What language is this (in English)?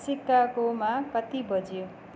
Nepali